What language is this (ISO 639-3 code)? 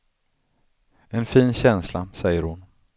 swe